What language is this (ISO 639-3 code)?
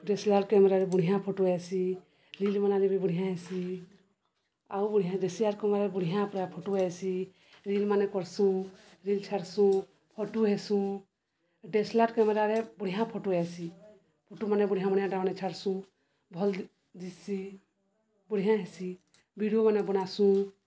ori